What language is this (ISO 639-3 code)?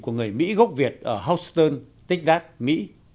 vie